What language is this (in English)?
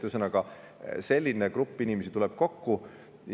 Estonian